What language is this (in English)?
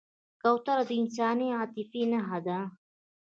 Pashto